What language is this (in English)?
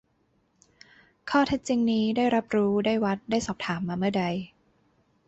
Thai